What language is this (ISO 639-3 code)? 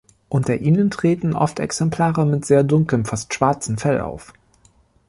deu